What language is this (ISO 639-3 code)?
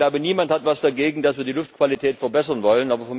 deu